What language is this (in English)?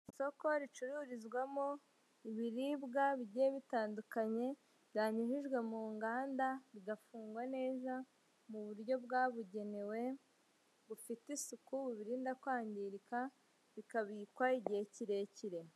Kinyarwanda